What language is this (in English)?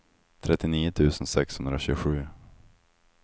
Swedish